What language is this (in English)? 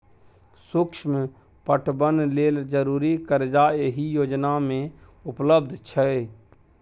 Maithili